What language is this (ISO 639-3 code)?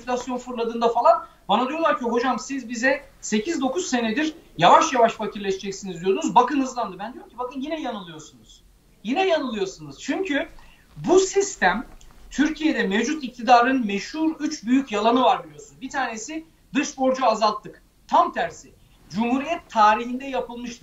tur